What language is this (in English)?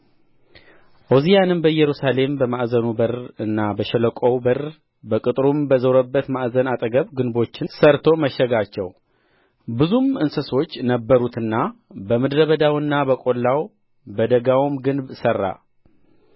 Amharic